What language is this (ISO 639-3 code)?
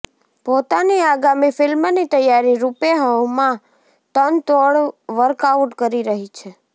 guj